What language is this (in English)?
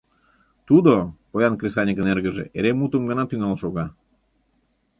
Mari